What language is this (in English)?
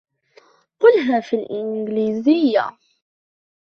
Arabic